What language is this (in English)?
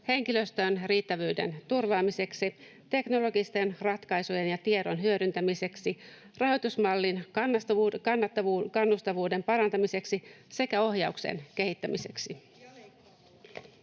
Finnish